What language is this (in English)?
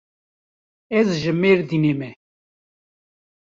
Kurdish